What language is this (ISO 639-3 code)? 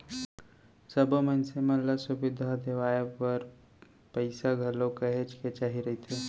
hne